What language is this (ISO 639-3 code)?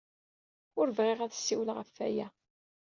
kab